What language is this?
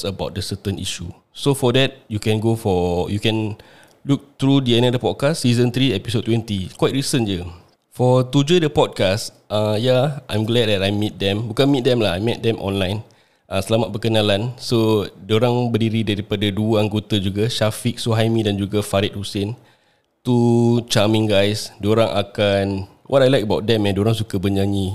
Malay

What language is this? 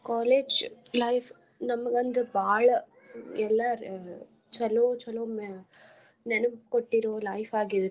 Kannada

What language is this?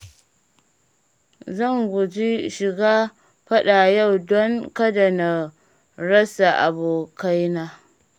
Hausa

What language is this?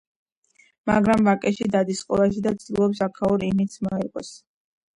Georgian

